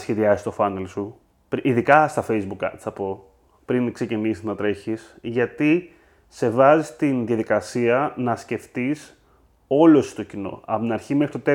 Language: Greek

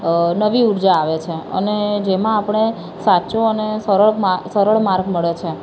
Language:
Gujarati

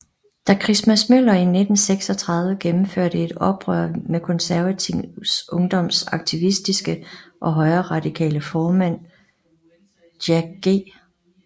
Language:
Danish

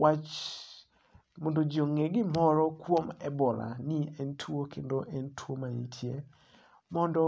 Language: Luo (Kenya and Tanzania)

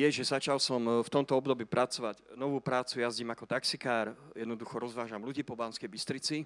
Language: Slovak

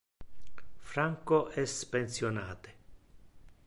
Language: Interlingua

